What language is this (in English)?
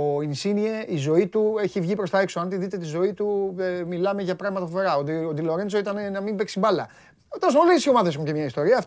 Greek